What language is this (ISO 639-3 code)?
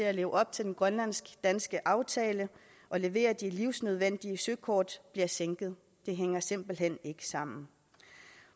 dan